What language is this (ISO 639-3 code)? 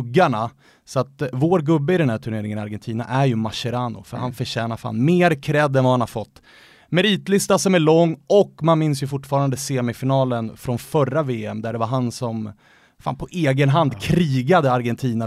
swe